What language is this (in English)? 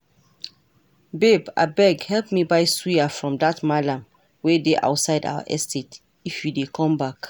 Nigerian Pidgin